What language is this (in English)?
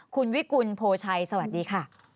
Thai